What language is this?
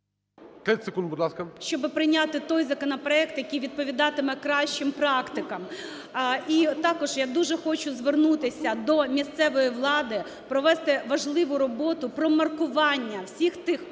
Ukrainian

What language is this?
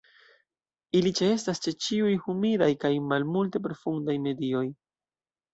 Esperanto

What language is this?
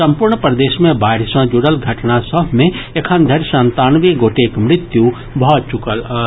Maithili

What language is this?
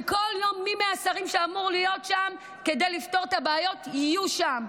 Hebrew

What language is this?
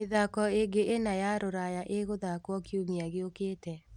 Kikuyu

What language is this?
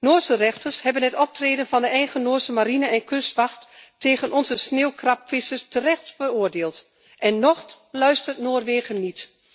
Dutch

